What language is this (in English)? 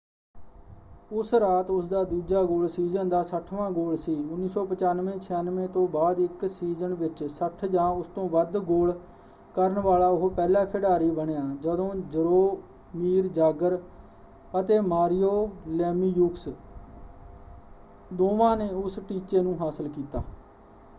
Punjabi